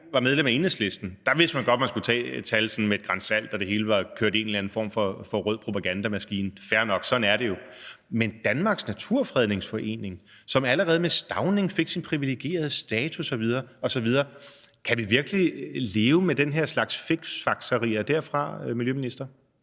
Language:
Danish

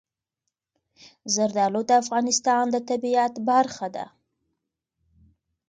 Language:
Pashto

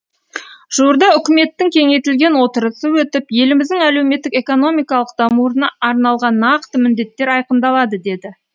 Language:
Kazakh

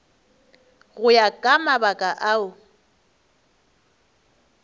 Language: Northern Sotho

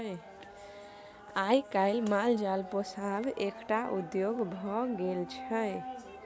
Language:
Maithili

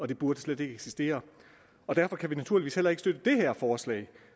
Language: Danish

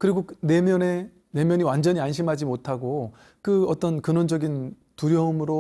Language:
Korean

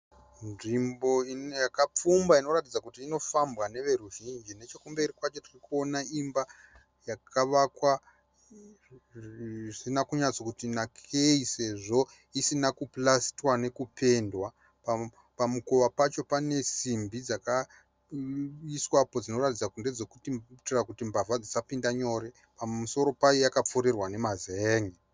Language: Shona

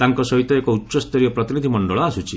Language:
Odia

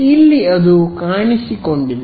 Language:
Kannada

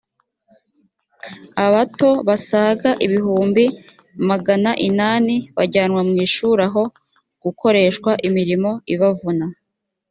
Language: Kinyarwanda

